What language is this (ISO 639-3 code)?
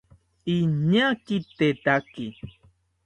cpy